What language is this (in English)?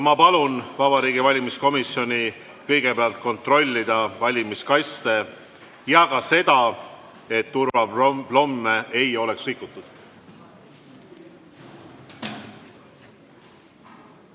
Estonian